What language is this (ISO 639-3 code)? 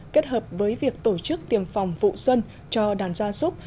vie